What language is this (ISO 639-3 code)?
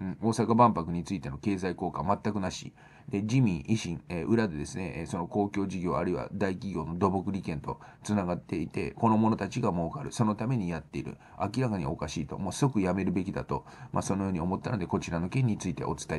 jpn